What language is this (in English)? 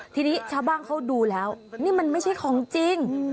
Thai